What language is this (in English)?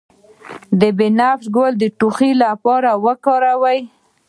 Pashto